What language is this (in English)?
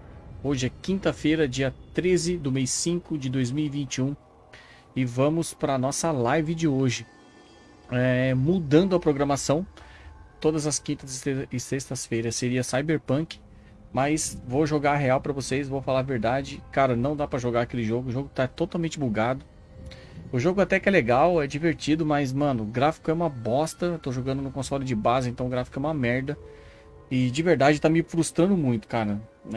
Portuguese